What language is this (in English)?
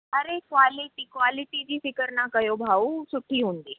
Sindhi